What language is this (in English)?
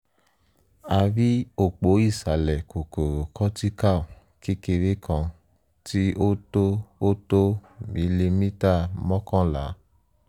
Yoruba